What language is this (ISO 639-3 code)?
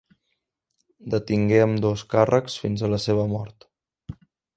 cat